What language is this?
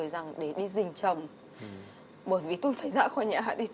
Vietnamese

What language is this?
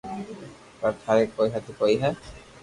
Loarki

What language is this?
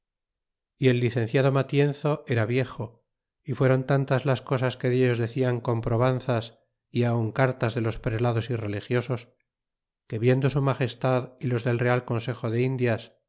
Spanish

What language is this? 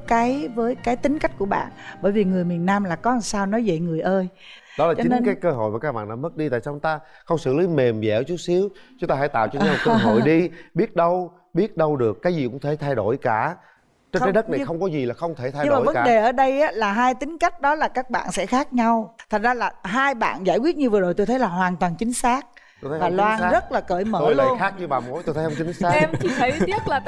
Vietnamese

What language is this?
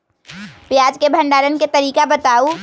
Magahi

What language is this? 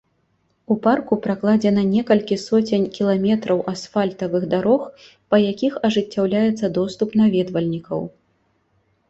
Belarusian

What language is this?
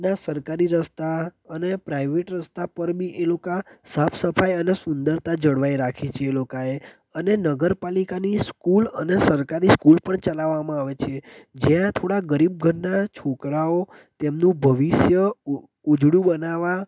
Gujarati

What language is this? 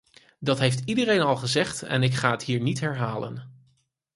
Dutch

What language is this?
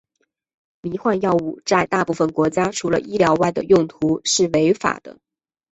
Chinese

